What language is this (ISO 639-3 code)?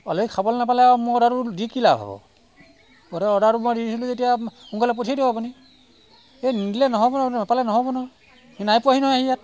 asm